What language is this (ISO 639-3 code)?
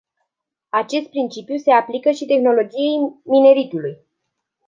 ron